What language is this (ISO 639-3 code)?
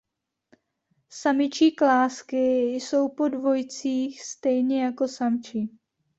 ces